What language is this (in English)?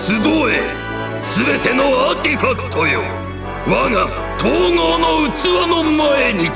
Japanese